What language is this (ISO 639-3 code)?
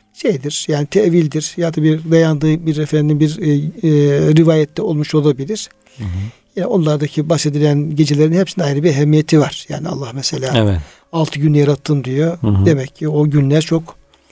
tur